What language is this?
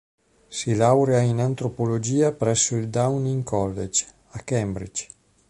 Italian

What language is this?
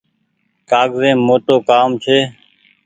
Goaria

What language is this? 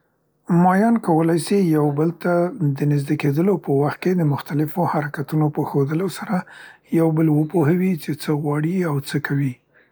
Central Pashto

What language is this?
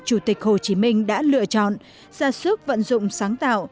Vietnamese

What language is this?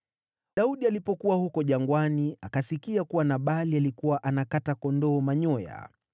Swahili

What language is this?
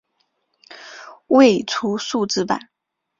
Chinese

